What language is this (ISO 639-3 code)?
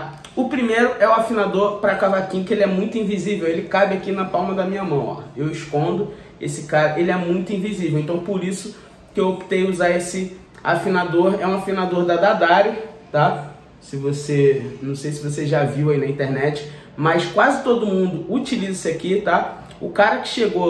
por